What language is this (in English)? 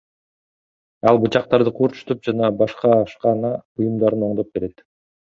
Kyrgyz